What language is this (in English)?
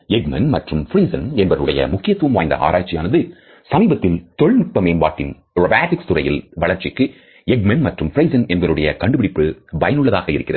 Tamil